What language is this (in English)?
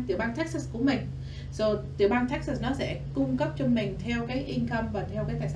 Vietnamese